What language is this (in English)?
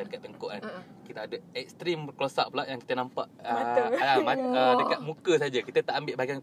Malay